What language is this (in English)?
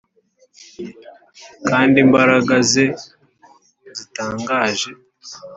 Kinyarwanda